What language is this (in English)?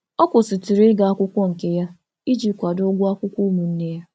Igbo